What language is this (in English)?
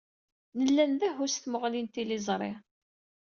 Kabyle